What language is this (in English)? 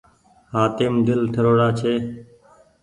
Goaria